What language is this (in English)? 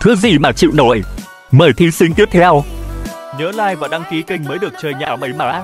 Vietnamese